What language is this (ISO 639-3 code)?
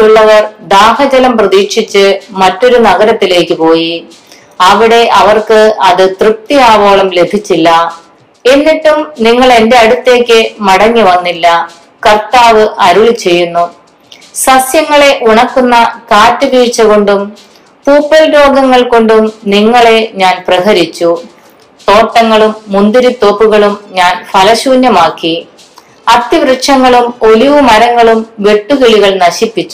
mal